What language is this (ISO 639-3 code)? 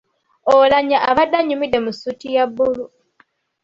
lug